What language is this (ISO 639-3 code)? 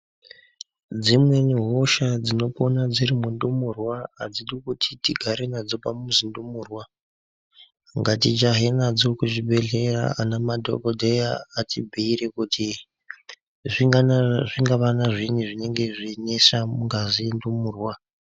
ndc